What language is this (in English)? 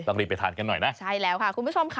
Thai